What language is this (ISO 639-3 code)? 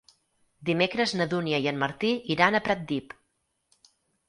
cat